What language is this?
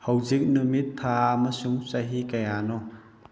Manipuri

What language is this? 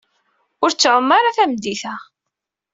Kabyle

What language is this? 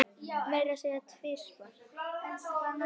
Icelandic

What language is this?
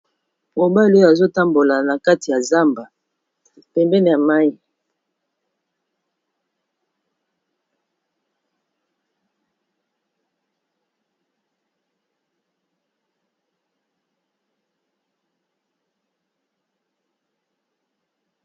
Lingala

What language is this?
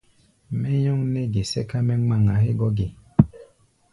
Gbaya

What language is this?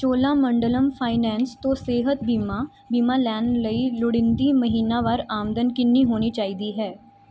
Punjabi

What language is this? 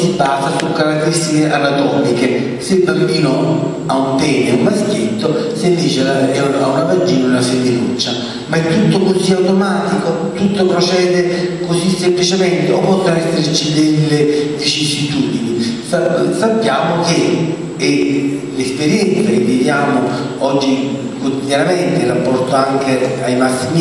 Italian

